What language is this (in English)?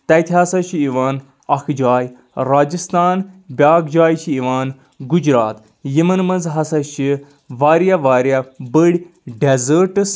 Kashmiri